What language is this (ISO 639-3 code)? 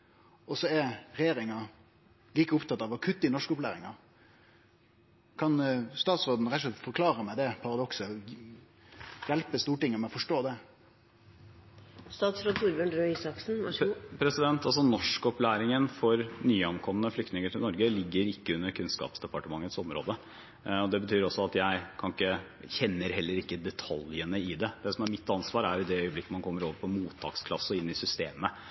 nor